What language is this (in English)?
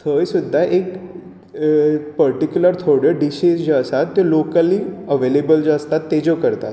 Konkani